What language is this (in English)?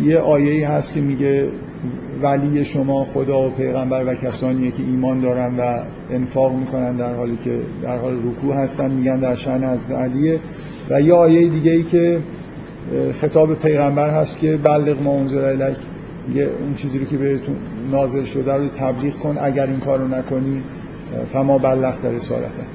Persian